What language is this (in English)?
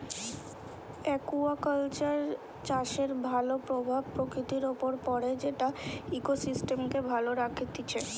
Bangla